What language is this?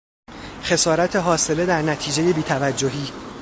Persian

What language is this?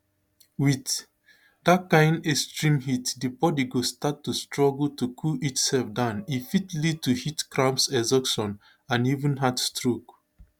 Nigerian Pidgin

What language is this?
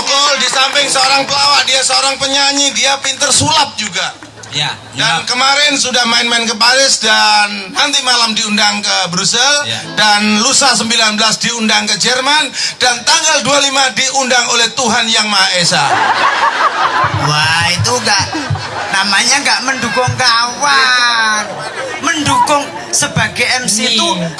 Indonesian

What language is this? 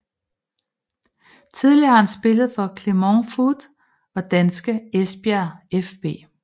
Danish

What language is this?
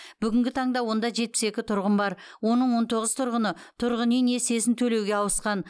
Kazakh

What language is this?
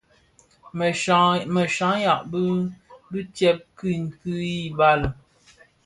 Bafia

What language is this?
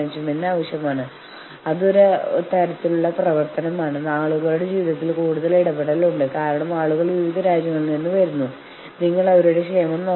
Malayalam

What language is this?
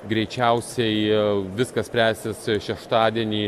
Lithuanian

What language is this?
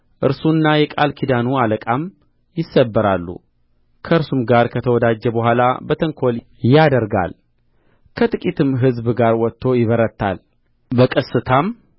Amharic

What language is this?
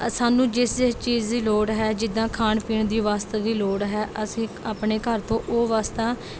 Punjabi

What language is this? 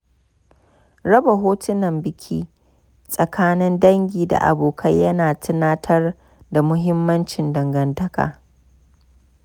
Hausa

